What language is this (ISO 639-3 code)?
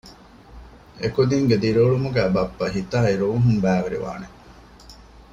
div